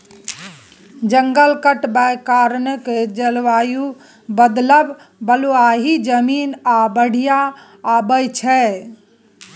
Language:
Maithili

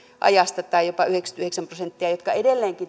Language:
Finnish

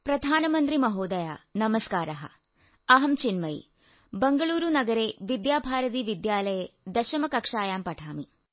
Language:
Malayalam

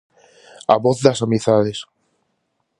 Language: Galician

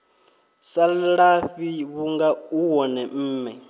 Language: Venda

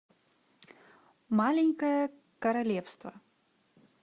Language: Russian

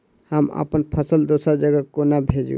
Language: Maithili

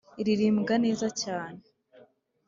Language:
Kinyarwanda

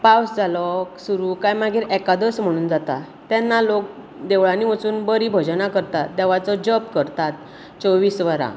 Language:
Konkani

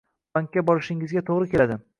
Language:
Uzbek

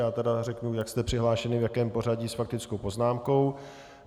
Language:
Czech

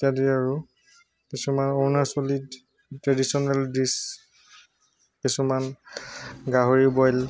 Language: Assamese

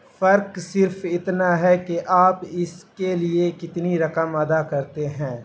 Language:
Urdu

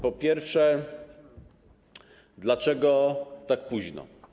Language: Polish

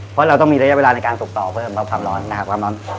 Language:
Thai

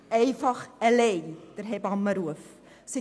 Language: Swiss German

